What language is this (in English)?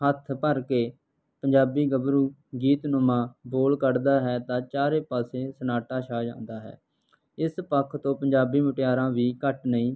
Punjabi